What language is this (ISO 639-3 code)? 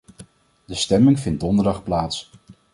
nld